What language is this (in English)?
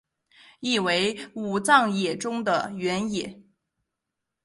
Chinese